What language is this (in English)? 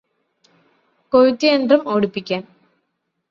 Malayalam